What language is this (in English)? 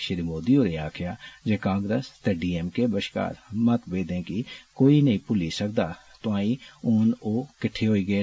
Dogri